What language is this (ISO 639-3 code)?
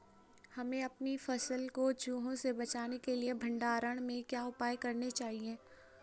hin